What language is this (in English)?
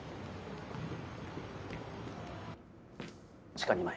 Japanese